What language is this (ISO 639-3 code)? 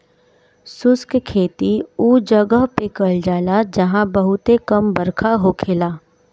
bho